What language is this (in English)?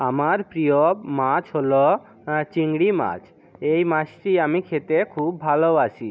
Bangla